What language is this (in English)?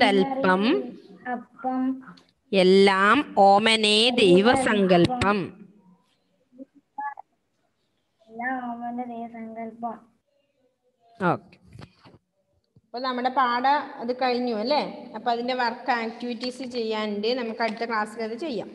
Malayalam